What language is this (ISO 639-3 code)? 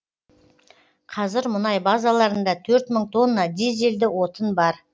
kaz